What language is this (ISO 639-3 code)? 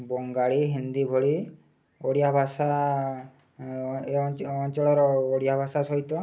ori